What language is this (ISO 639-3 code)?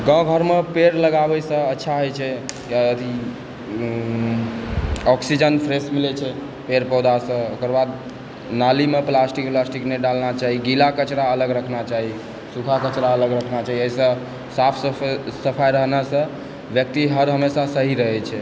mai